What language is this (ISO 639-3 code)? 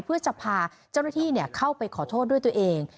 tha